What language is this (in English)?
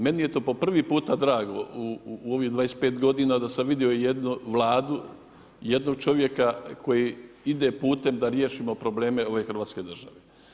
Croatian